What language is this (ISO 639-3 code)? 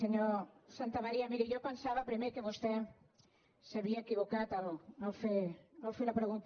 cat